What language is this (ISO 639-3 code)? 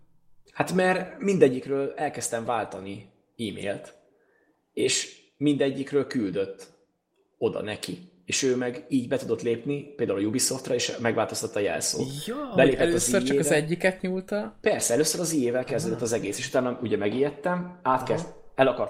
hun